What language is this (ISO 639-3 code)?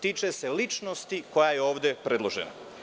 srp